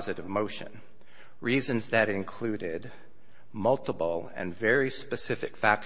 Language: English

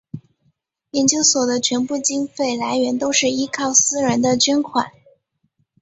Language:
Chinese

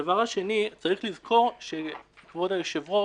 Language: Hebrew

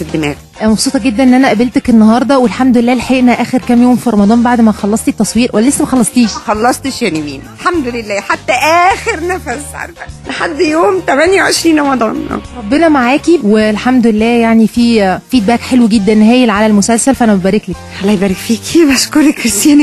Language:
Arabic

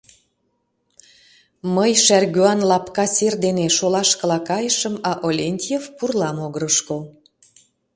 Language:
Mari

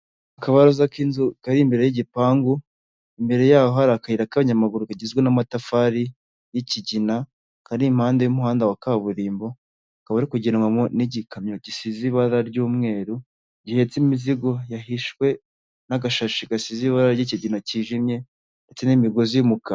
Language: Kinyarwanda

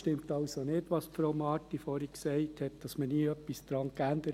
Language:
Swiss German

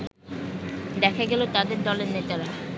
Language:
Bangla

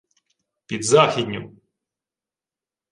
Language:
Ukrainian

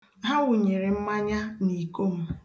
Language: Igbo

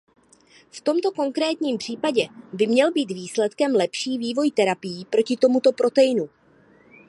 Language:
Czech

